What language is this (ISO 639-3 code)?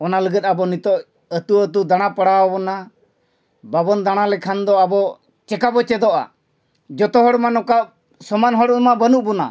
sat